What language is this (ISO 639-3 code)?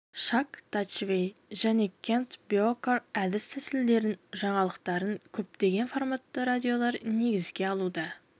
kaz